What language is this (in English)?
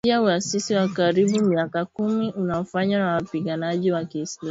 Swahili